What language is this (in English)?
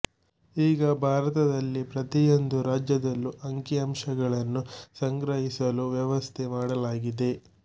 Kannada